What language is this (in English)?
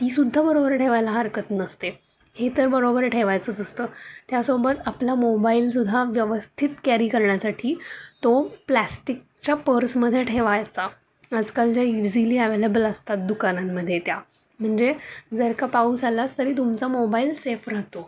Marathi